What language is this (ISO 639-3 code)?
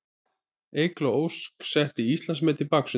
isl